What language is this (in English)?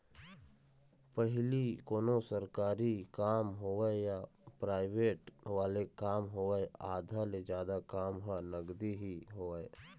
Chhattisgarhi